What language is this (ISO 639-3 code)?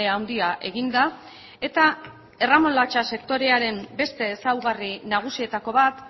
eus